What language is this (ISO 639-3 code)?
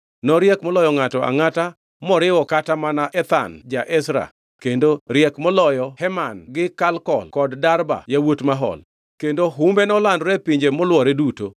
luo